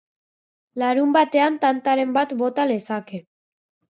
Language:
Basque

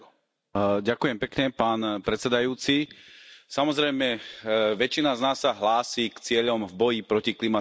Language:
Slovak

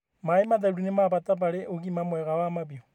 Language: Kikuyu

